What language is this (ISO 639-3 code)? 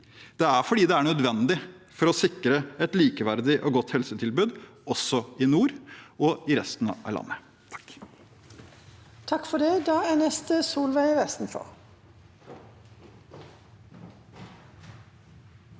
nor